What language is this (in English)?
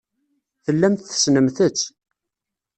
Kabyle